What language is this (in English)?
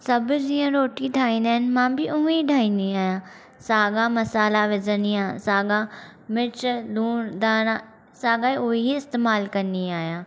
Sindhi